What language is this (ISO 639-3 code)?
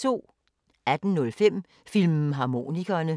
dan